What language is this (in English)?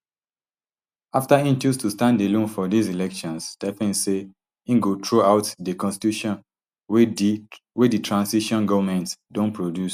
Nigerian Pidgin